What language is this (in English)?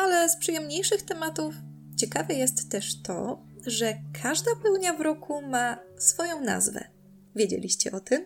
Polish